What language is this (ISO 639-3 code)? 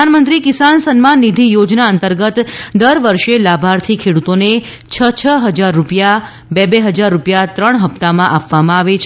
guj